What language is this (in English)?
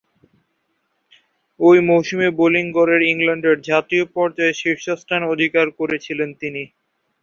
Bangla